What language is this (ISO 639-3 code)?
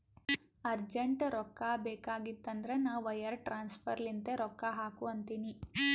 kan